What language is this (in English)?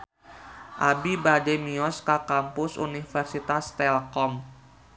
Sundanese